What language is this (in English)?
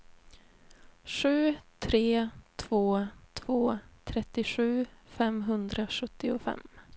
Swedish